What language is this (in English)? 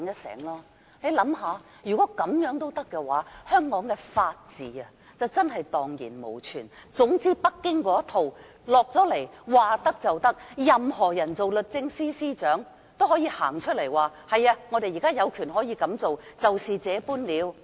Cantonese